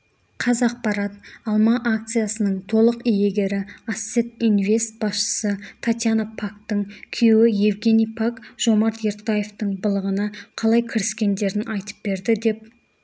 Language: Kazakh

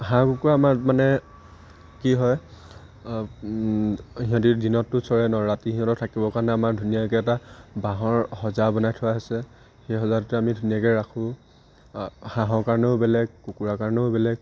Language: Assamese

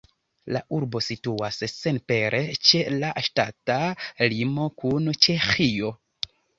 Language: Esperanto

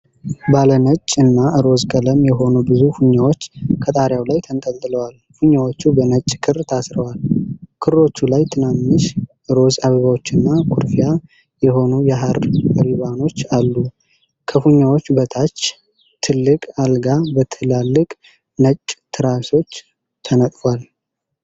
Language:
Amharic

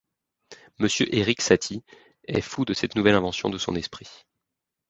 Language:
French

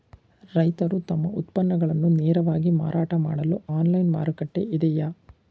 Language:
Kannada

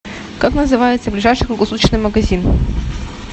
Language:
Russian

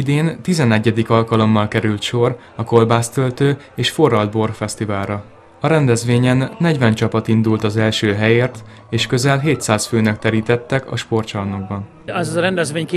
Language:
Hungarian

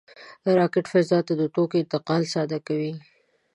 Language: Pashto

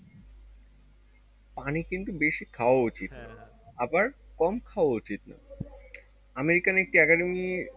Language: Bangla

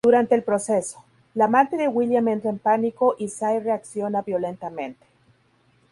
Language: Spanish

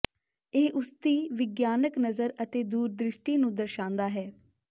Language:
Punjabi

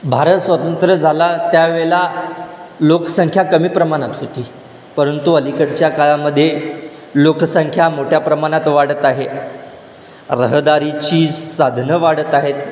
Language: Marathi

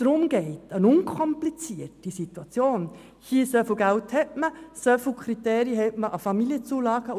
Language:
Swiss German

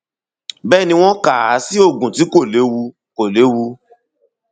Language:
Yoruba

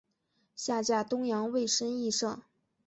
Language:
Chinese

